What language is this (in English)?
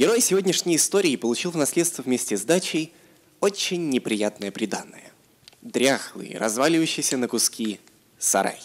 Russian